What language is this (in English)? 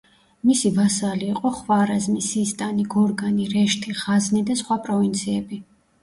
Georgian